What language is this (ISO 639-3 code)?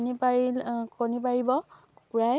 asm